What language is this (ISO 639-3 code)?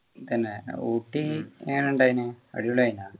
mal